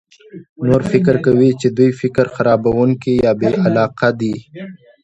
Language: Pashto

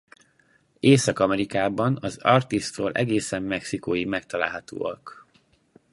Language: Hungarian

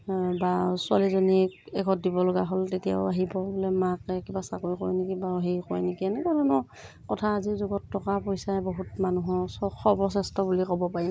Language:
Assamese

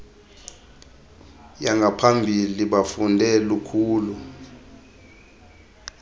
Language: Xhosa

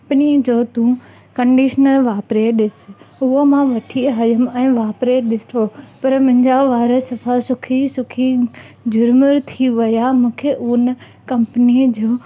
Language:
Sindhi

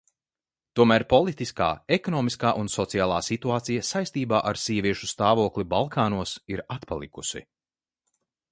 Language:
Latvian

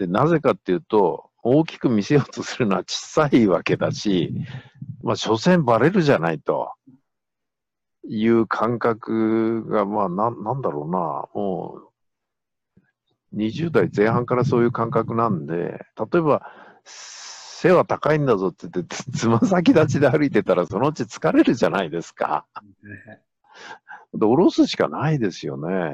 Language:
Japanese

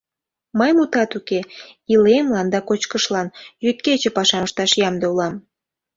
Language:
Mari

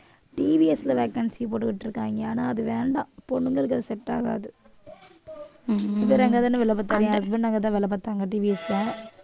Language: Tamil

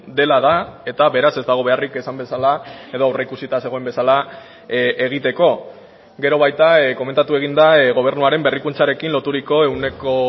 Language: Basque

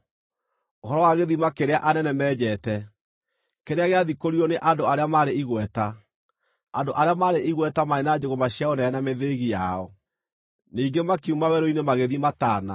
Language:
Kikuyu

